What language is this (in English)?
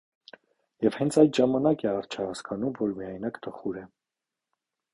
Armenian